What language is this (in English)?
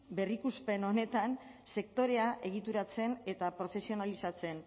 Basque